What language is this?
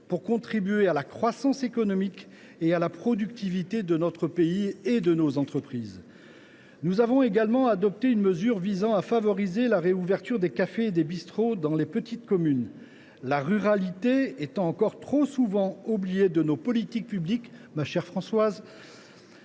French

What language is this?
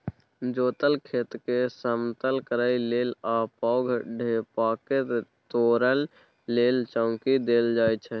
Maithili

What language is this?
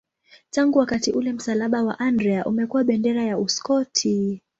Swahili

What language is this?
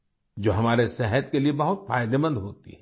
Hindi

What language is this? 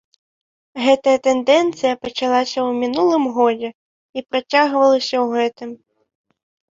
Belarusian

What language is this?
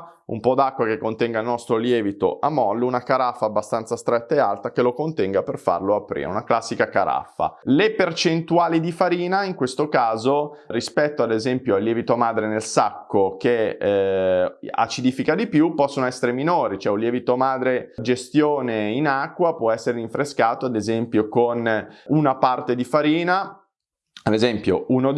Italian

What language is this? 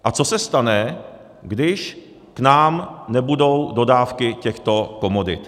Czech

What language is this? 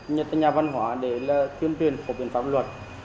Vietnamese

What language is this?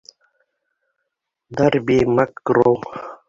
Bashkir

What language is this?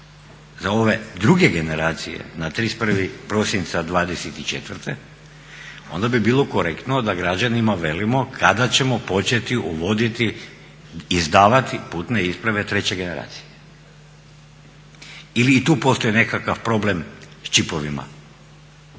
Croatian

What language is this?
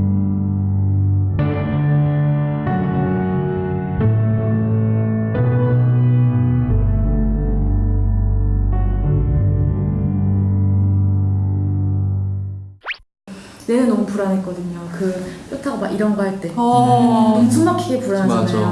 Korean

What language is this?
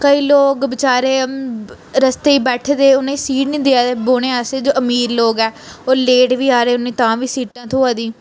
Dogri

